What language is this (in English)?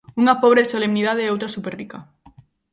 Galician